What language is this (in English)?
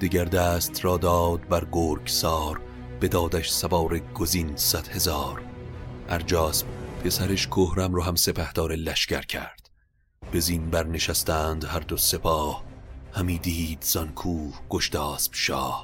Persian